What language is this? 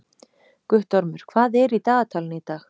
Icelandic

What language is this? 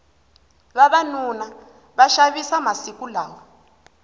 Tsonga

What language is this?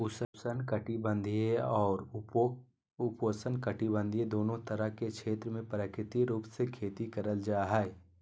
Magahi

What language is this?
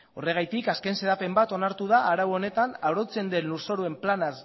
Basque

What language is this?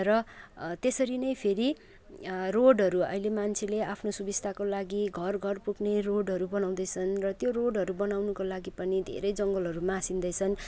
Nepali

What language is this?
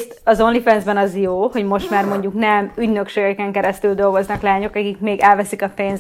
Hungarian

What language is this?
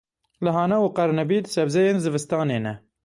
Kurdish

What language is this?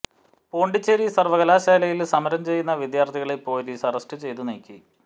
Malayalam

